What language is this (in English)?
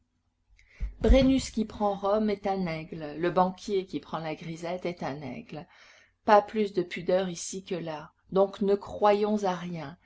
French